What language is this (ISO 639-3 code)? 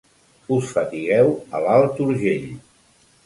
cat